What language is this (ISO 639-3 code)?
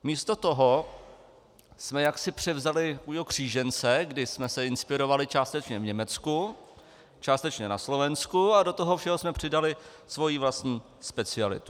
ces